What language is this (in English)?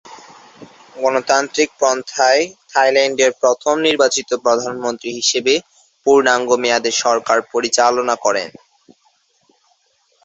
Bangla